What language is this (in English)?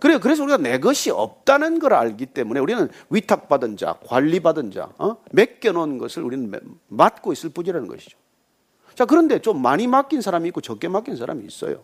Korean